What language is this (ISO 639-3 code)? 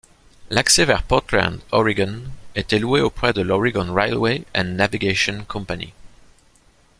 fra